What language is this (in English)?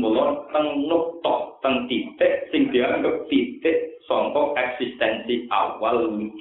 Indonesian